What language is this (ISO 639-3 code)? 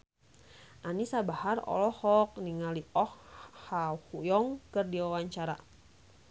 sun